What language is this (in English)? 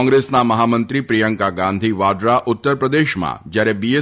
Gujarati